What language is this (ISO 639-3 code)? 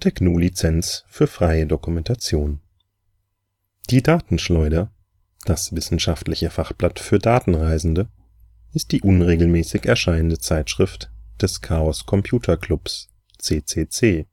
deu